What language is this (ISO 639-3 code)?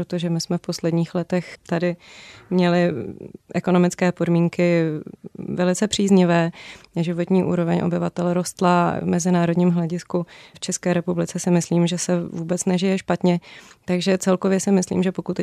ces